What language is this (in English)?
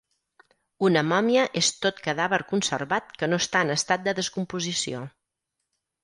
Catalan